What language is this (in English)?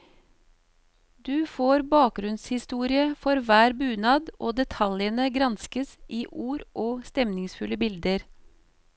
Norwegian